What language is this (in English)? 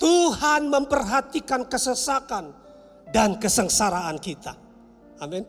Indonesian